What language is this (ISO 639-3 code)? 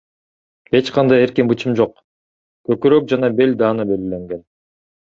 kir